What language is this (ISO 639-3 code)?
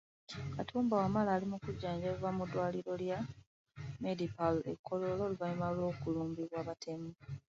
lug